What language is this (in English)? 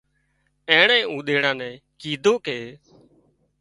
Wadiyara Koli